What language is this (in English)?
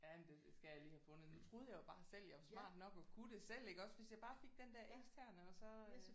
Danish